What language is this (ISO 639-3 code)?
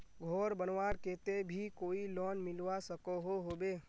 mag